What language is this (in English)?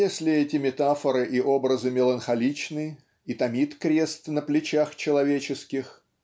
Russian